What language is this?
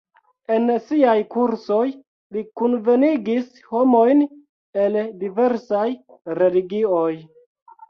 Esperanto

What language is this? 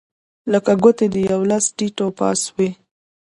Pashto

